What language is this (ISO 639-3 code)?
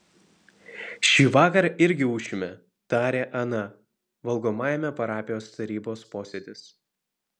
lit